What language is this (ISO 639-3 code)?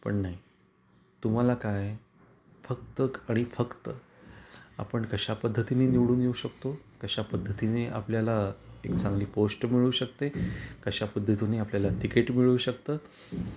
mar